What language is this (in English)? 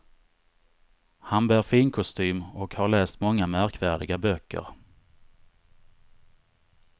Swedish